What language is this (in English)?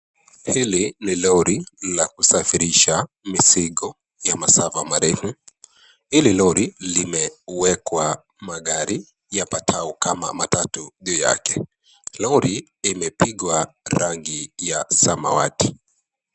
Swahili